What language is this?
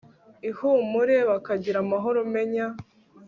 Kinyarwanda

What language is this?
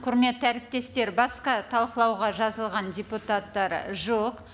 Kazakh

